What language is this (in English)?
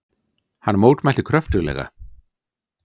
Icelandic